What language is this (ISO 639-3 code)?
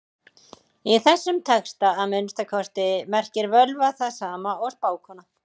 isl